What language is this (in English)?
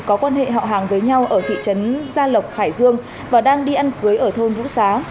Vietnamese